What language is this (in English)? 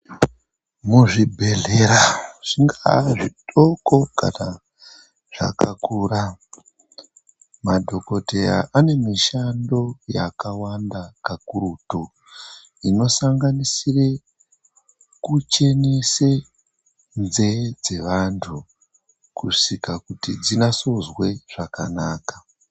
Ndau